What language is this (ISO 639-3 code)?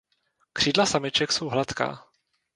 ces